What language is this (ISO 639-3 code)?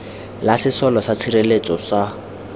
tsn